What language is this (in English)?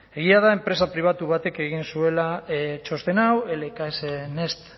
Basque